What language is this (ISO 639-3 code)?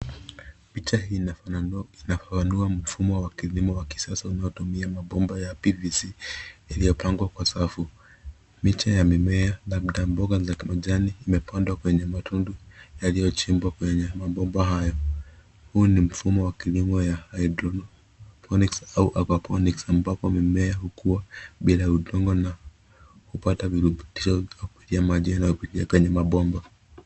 swa